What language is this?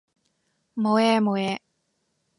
Cantonese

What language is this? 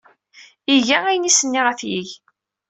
Kabyle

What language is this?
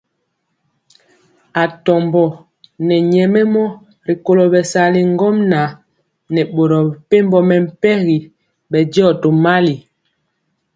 Mpiemo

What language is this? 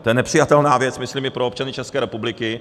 Czech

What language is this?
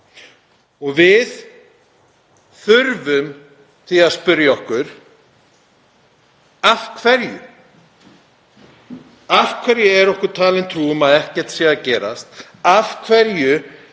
Icelandic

